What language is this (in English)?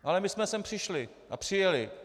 Czech